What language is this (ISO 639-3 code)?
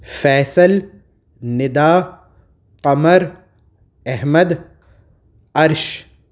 urd